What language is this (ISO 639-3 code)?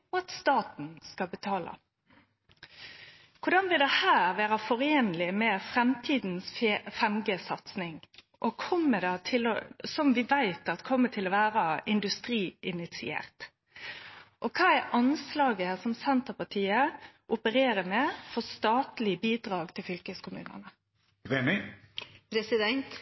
nno